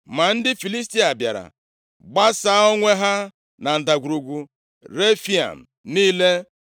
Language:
Igbo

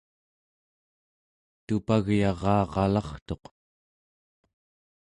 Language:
Central Yupik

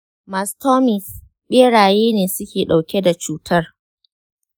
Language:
Hausa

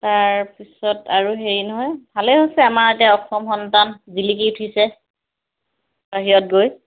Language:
Assamese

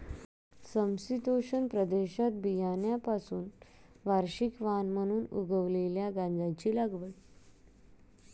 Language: Marathi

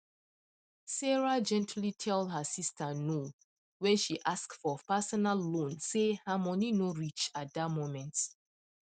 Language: Nigerian Pidgin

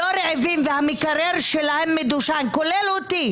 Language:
Hebrew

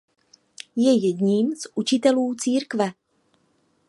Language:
Czech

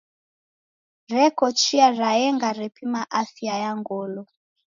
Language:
Taita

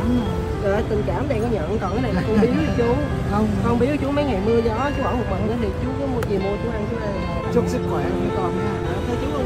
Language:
Vietnamese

